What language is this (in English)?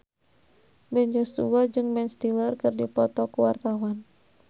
Sundanese